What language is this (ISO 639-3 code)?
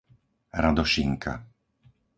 slk